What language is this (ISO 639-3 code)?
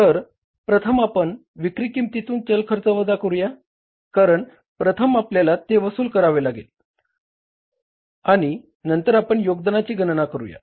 mar